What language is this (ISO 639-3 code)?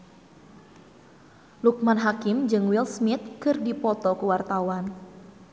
sun